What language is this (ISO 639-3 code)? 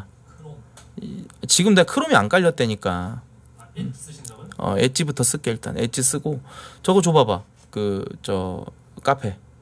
kor